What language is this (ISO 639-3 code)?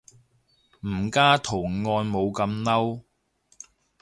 yue